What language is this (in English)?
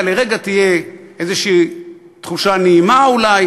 Hebrew